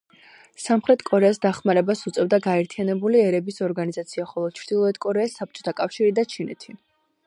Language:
Georgian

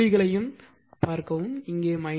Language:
Tamil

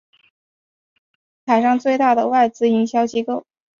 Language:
Chinese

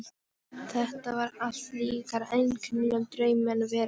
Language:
Icelandic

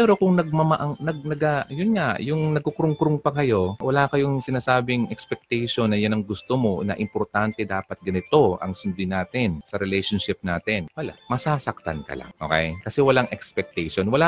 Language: Filipino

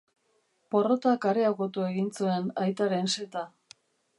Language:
Basque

